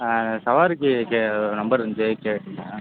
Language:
Tamil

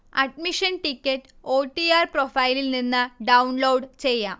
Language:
Malayalam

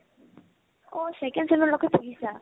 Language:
Assamese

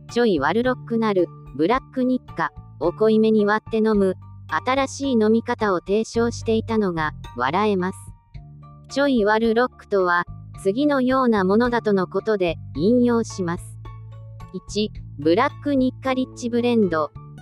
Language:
Japanese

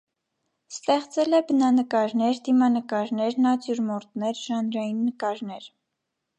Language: Armenian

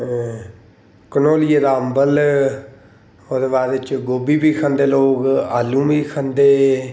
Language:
Dogri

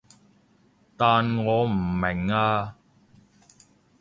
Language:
Cantonese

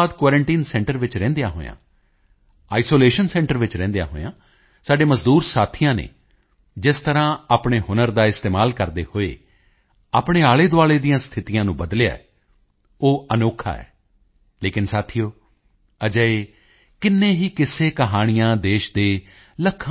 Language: Punjabi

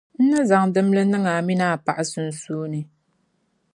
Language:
Dagbani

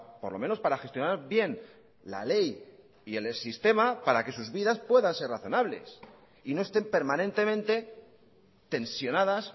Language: Spanish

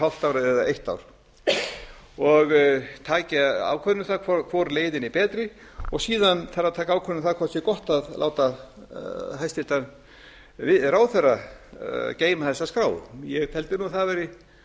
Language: Icelandic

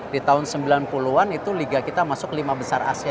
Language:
Indonesian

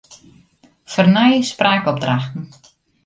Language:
Western Frisian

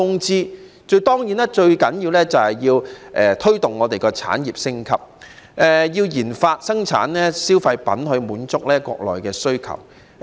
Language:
Cantonese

